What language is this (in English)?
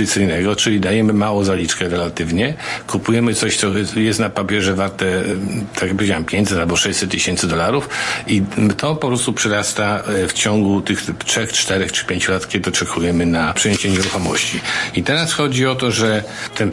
Polish